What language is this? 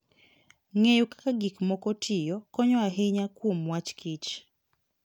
Luo (Kenya and Tanzania)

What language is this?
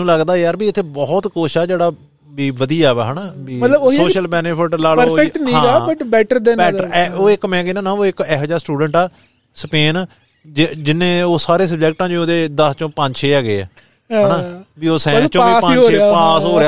Punjabi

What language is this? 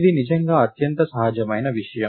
Telugu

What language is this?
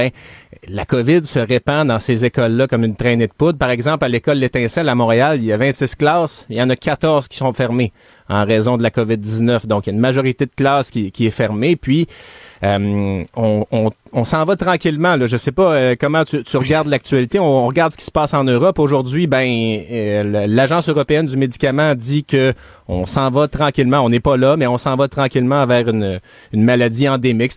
French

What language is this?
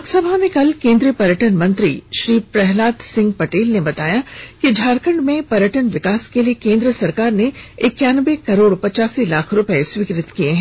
Hindi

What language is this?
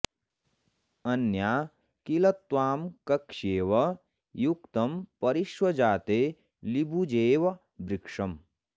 Sanskrit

